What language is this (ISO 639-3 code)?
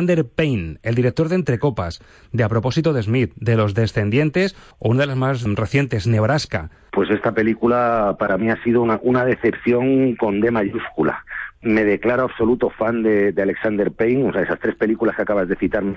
spa